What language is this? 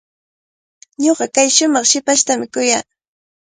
Cajatambo North Lima Quechua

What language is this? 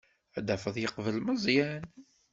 Kabyle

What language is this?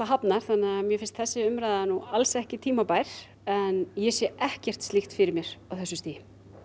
Icelandic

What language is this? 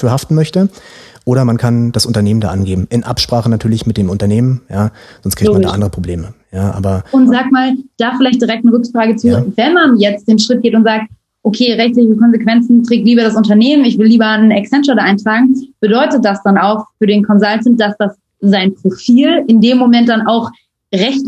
German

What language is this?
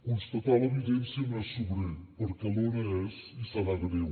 Catalan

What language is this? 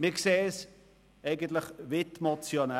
Swiss German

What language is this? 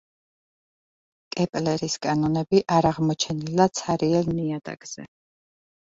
Georgian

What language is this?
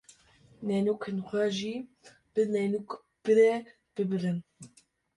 Kurdish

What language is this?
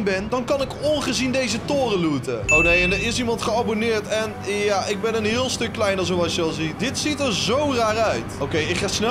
Dutch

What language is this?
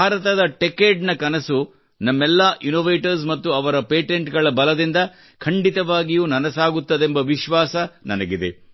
Kannada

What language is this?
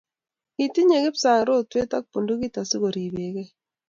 Kalenjin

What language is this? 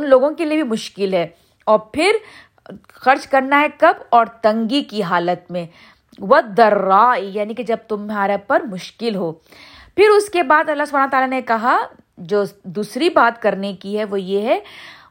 Urdu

